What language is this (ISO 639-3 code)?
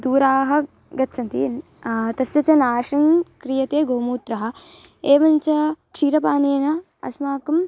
san